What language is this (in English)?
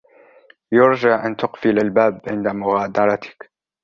Arabic